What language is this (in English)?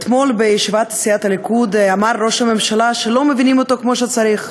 Hebrew